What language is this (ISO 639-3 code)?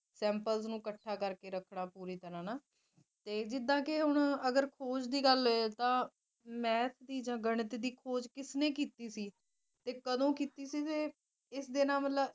pan